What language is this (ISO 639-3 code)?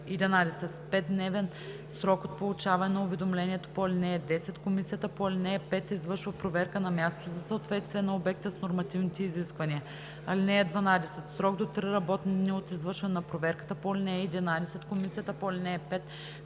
bul